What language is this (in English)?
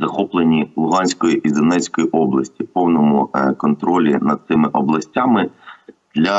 Ukrainian